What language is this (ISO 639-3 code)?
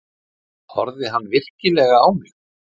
isl